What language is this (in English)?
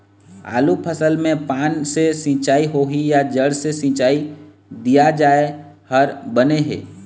Chhattisgarhi